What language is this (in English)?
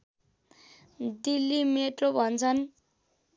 Nepali